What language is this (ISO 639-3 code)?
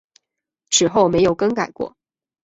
zho